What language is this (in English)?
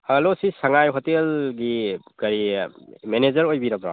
Manipuri